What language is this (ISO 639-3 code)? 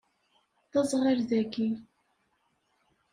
kab